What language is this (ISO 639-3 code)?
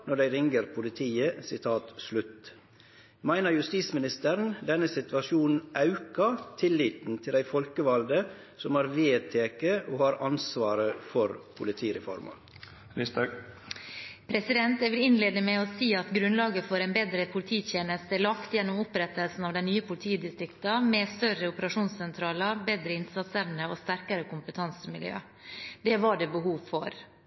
nor